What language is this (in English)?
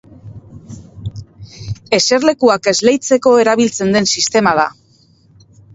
Basque